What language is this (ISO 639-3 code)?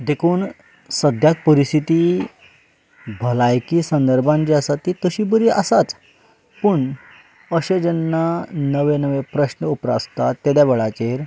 kok